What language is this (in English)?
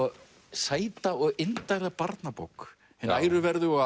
Icelandic